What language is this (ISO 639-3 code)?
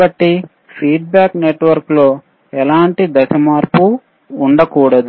tel